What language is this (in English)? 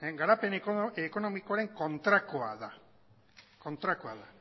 Basque